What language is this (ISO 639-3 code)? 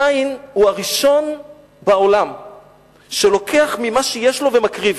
heb